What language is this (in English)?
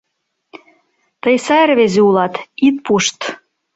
Mari